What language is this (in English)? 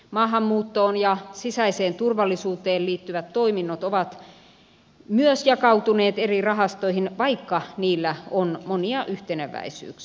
Finnish